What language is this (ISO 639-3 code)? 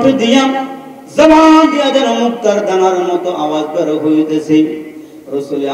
hin